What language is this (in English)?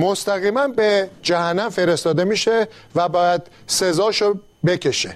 Persian